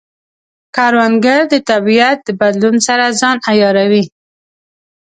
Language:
Pashto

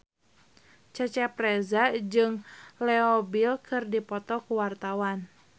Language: Sundanese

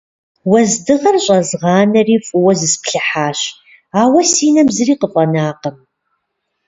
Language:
Kabardian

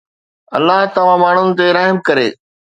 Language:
Sindhi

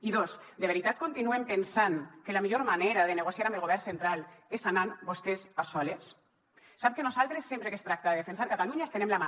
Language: Catalan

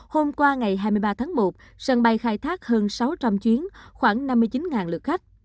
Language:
Vietnamese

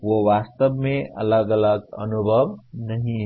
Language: Hindi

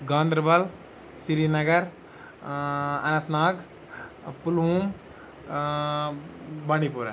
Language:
Kashmiri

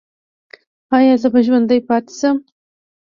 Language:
Pashto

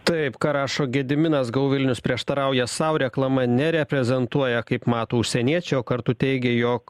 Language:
Lithuanian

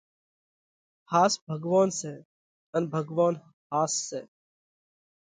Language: Parkari Koli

